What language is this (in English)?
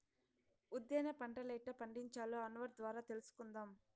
Telugu